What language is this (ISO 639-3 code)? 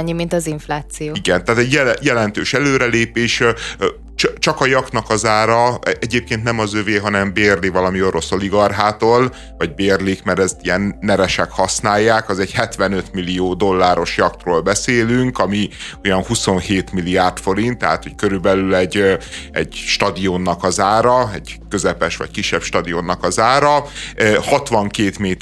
hun